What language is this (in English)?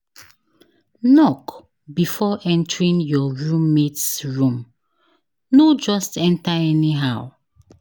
Nigerian Pidgin